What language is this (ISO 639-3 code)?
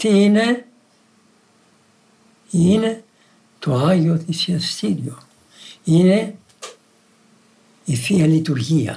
ell